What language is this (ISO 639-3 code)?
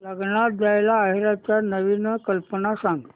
mar